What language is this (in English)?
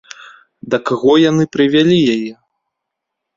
Belarusian